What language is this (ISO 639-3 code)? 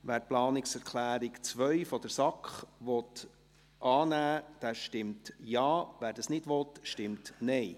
gsw